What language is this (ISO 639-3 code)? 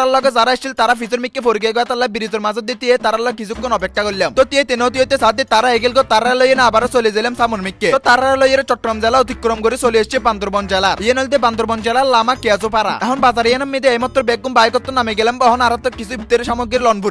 ara